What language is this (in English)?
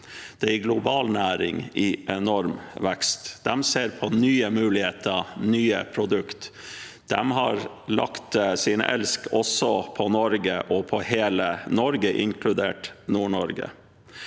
Norwegian